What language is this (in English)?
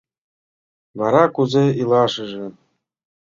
Mari